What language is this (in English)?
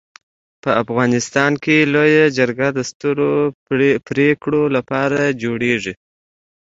Pashto